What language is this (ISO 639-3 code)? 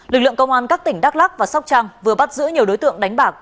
vie